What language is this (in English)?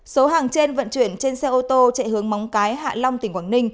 Vietnamese